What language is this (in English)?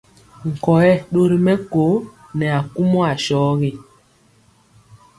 Mpiemo